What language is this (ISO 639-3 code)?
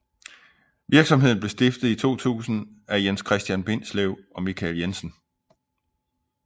dan